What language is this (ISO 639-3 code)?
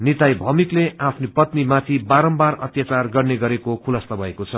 nep